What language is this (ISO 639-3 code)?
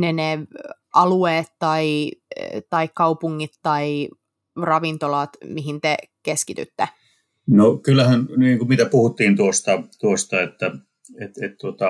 fin